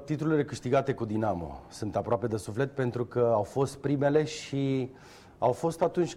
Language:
Romanian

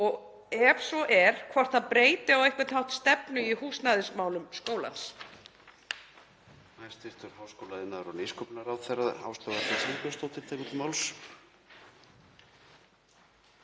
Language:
Icelandic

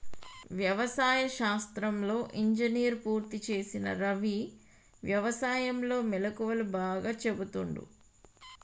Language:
Telugu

